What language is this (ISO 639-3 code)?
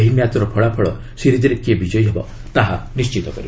ori